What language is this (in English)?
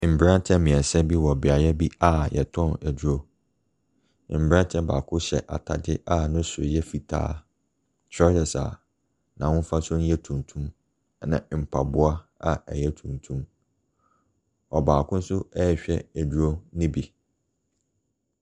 Akan